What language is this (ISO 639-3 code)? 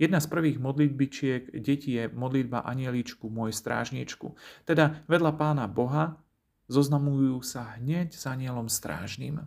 slk